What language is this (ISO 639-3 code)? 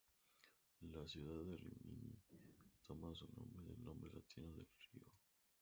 spa